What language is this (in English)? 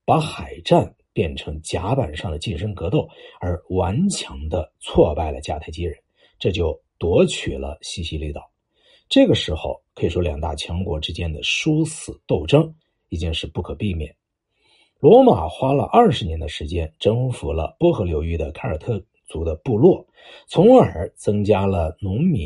Chinese